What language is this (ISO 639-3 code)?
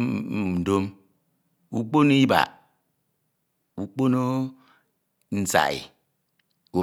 itw